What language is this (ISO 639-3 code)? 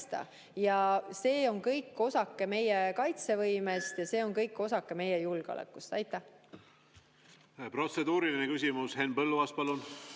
est